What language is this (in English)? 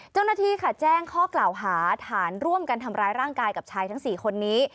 Thai